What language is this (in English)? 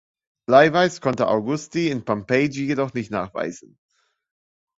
German